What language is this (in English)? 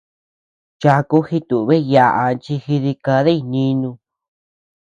Tepeuxila Cuicatec